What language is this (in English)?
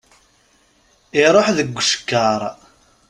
Kabyle